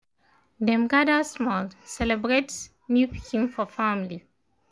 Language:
Nigerian Pidgin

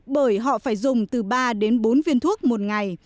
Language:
Vietnamese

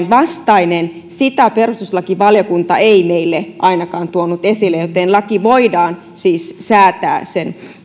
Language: Finnish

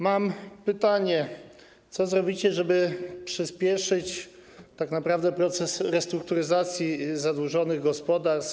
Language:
Polish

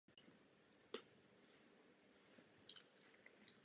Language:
Czech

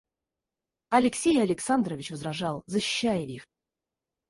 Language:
Russian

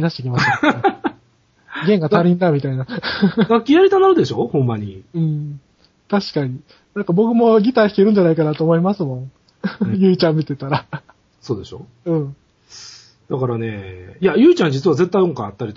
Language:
Japanese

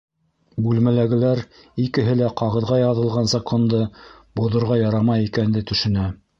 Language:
Bashkir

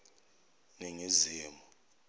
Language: Zulu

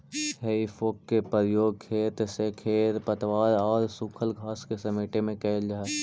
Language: Magahi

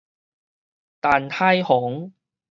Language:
Min Nan Chinese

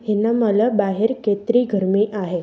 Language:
Sindhi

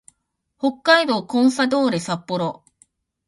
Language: Japanese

